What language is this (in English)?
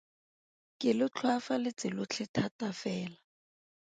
Tswana